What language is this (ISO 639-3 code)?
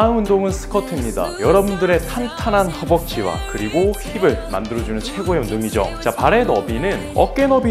kor